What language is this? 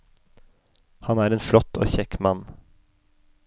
Norwegian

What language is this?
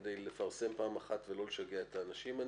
Hebrew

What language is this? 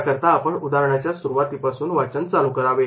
Marathi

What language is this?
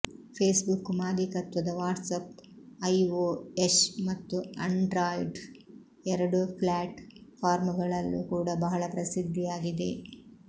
Kannada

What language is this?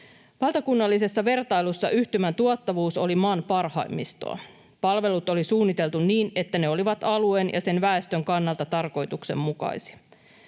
Finnish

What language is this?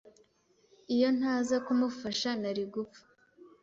Kinyarwanda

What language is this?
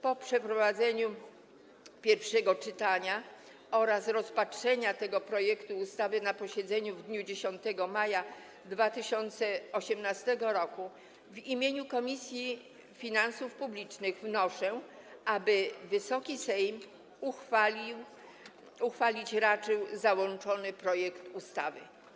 Polish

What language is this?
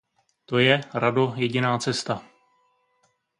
Czech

